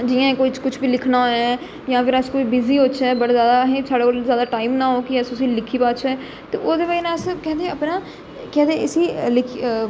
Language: Dogri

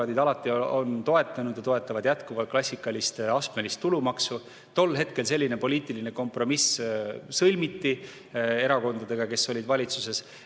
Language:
Estonian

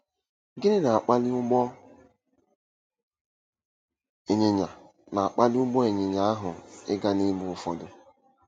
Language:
Igbo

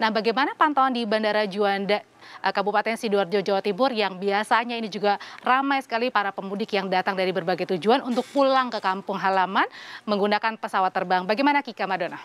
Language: Indonesian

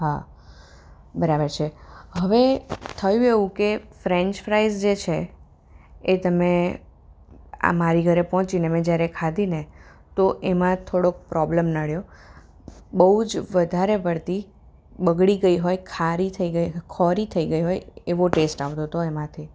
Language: Gujarati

